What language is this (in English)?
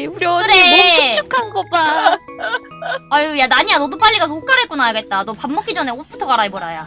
Korean